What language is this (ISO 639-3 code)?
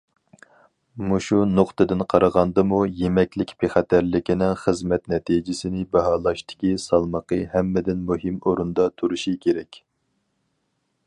uig